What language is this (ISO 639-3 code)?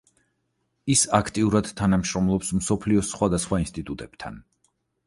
kat